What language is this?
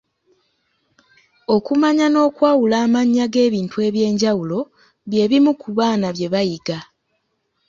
Ganda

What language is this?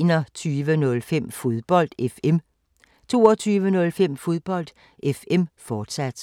Danish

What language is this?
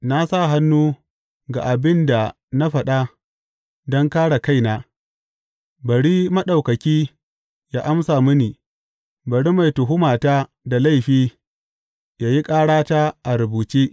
Hausa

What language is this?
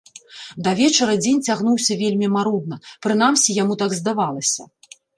Belarusian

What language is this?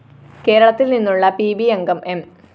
Malayalam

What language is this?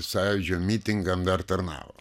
Lithuanian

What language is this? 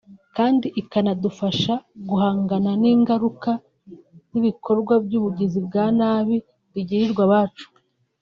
Kinyarwanda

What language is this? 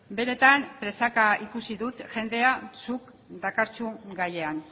Basque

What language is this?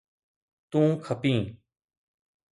Sindhi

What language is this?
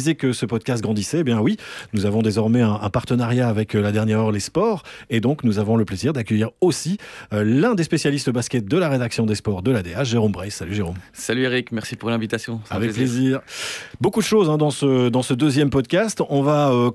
French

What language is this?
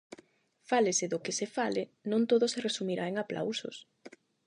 Galician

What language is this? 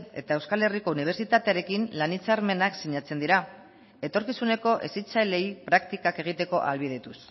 Basque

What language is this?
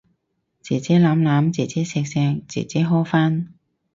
Cantonese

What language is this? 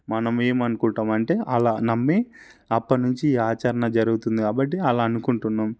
Telugu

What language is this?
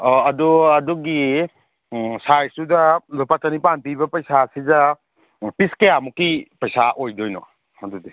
Manipuri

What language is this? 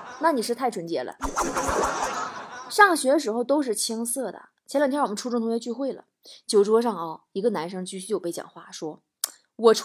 Chinese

